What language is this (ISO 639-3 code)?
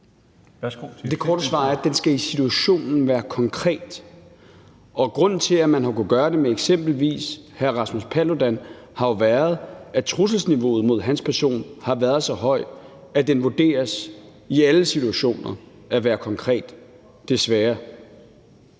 dan